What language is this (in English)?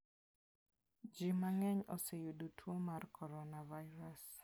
Luo (Kenya and Tanzania)